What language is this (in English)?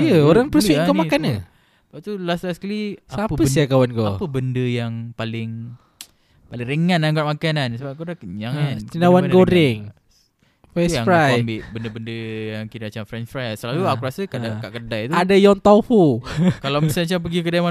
Malay